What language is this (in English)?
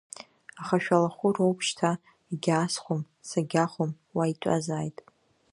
Abkhazian